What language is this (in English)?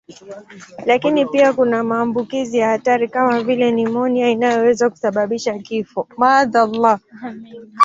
Swahili